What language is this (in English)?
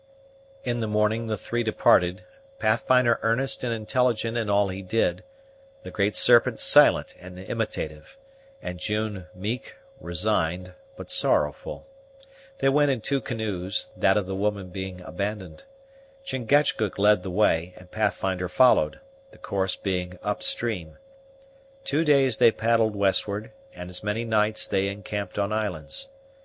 English